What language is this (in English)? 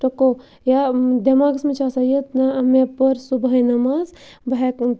Kashmiri